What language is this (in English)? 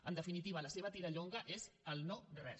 Catalan